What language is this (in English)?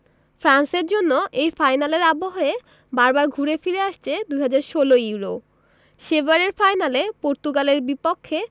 Bangla